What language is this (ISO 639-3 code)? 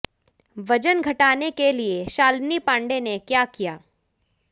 hin